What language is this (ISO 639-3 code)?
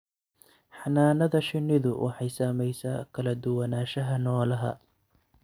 som